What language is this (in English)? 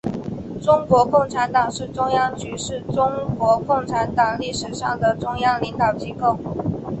Chinese